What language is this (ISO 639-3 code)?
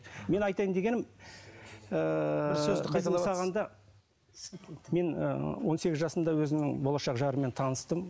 kaz